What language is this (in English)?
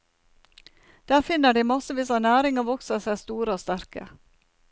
Norwegian